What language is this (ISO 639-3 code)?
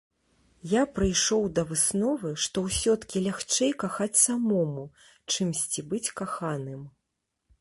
bel